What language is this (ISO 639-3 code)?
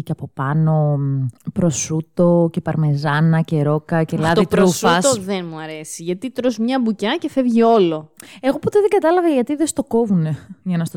ell